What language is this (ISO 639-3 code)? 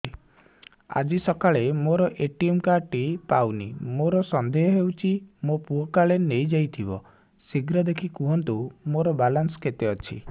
ori